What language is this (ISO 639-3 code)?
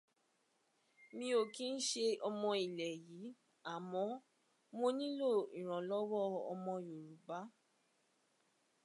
yor